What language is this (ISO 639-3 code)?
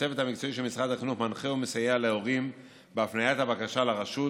heb